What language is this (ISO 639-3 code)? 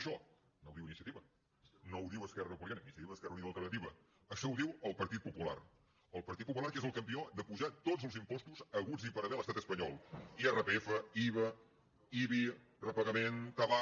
cat